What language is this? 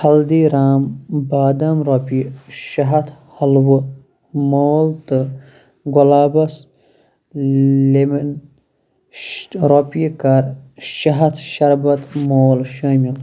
Kashmiri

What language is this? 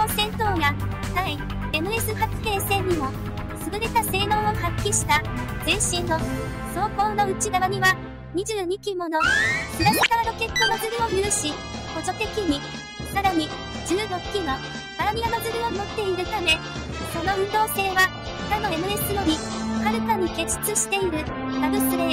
Japanese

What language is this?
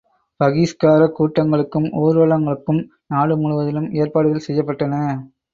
Tamil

